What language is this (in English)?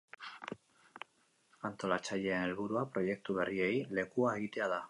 Basque